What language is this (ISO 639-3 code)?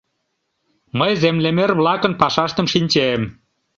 chm